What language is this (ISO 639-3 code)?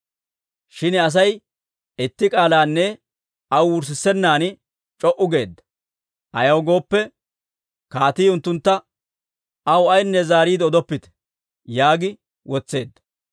dwr